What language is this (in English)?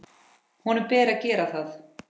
Icelandic